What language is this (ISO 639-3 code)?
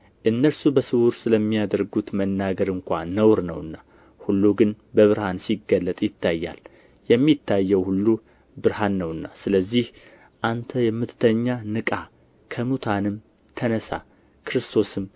amh